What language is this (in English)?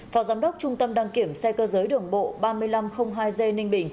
Vietnamese